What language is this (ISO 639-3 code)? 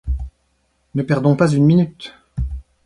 fra